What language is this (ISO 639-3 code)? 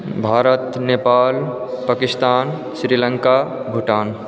mai